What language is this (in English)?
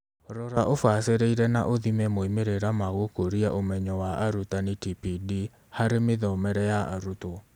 Kikuyu